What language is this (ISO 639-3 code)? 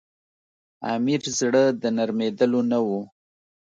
pus